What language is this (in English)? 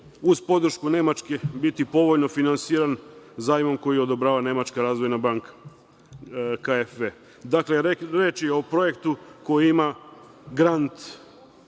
Serbian